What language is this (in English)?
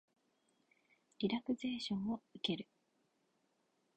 Japanese